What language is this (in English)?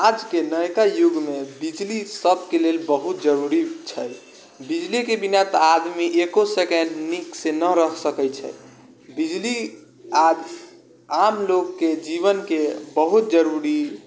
Maithili